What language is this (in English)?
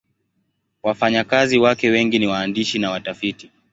Swahili